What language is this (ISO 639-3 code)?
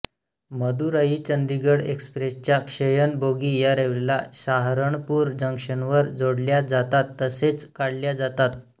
mar